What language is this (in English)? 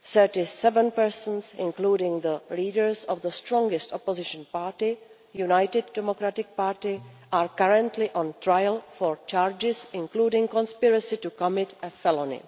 English